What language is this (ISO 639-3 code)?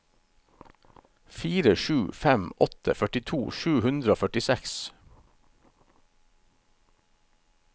nor